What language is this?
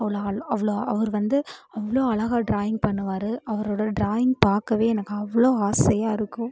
Tamil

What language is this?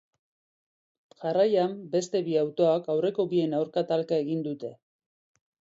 Basque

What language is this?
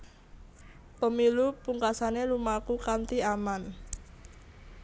Javanese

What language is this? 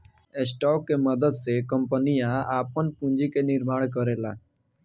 Bhojpuri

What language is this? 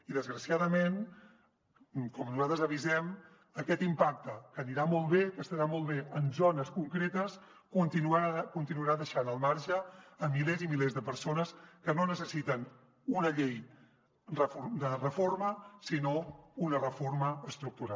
Catalan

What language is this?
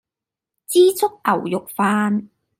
Cantonese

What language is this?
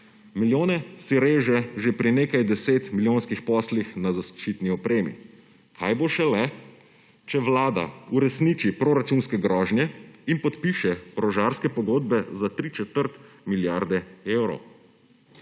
Slovenian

